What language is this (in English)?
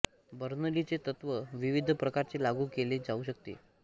Marathi